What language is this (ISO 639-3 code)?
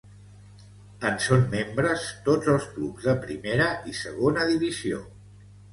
cat